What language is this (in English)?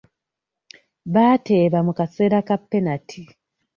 Ganda